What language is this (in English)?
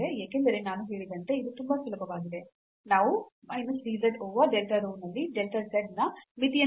Kannada